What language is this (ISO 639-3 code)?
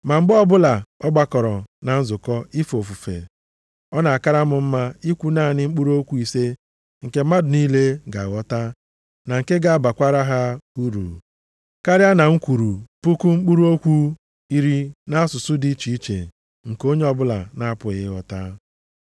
ibo